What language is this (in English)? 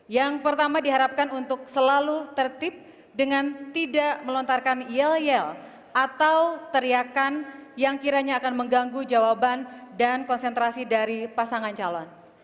Indonesian